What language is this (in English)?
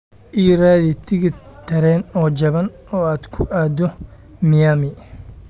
Somali